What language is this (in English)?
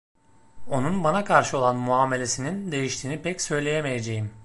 Turkish